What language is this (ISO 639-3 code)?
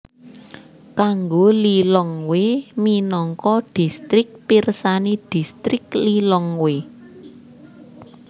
jav